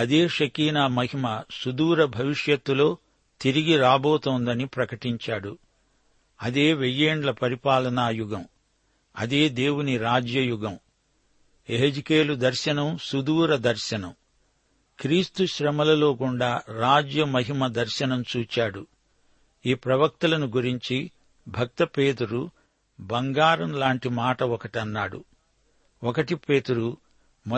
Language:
Telugu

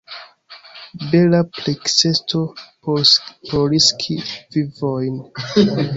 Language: Esperanto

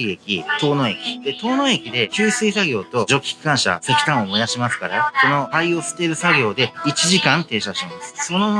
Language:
Japanese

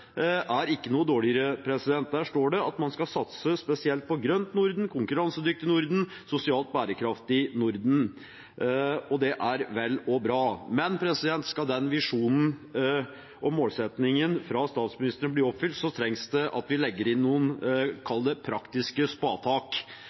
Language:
Norwegian Bokmål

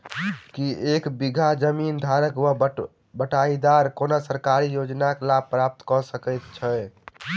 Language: Maithili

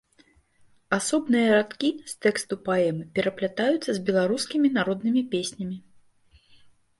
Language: Belarusian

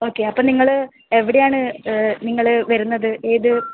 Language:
Malayalam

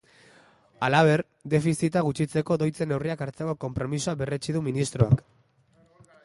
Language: Basque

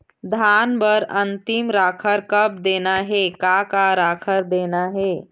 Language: Chhattisgarhi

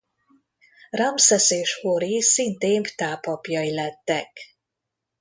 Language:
Hungarian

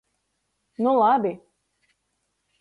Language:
Latgalian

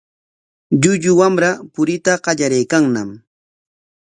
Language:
Corongo Ancash Quechua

